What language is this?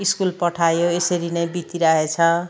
Nepali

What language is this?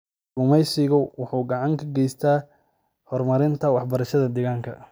Somali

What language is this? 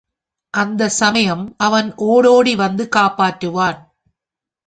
Tamil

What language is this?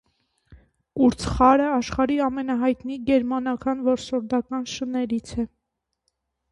Armenian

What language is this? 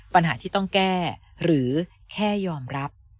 Thai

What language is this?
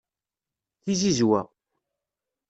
Kabyle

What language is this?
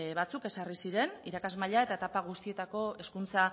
Basque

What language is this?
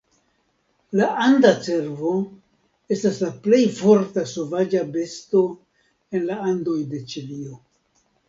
Esperanto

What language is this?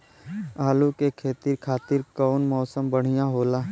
Bhojpuri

